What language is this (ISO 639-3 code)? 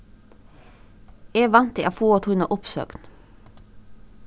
fao